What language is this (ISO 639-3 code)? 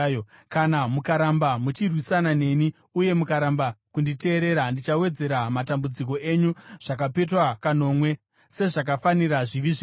sna